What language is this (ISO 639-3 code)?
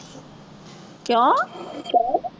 pan